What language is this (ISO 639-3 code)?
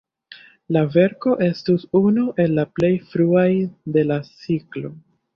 epo